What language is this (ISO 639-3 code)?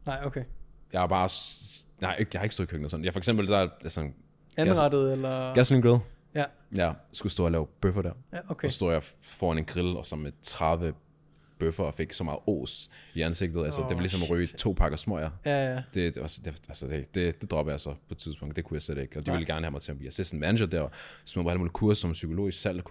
dan